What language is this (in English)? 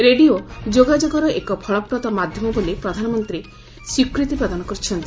Odia